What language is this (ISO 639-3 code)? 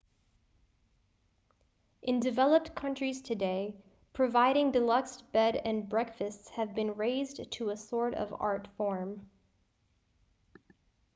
eng